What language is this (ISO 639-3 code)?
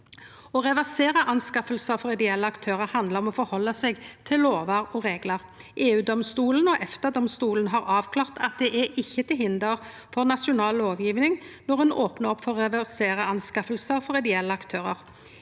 nor